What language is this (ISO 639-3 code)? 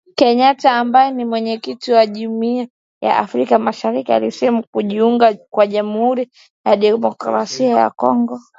swa